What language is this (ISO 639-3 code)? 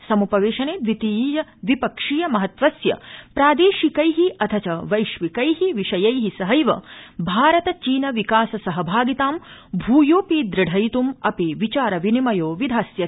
san